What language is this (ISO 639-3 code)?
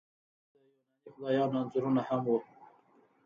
pus